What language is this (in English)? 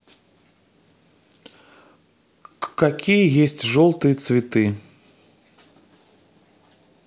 Russian